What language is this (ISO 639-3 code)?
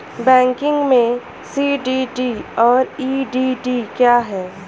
hin